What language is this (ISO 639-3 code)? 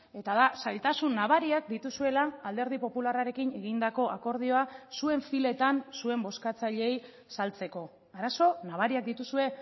eus